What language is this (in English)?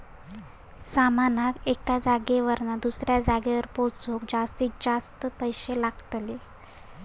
Marathi